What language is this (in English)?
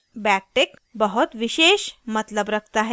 Hindi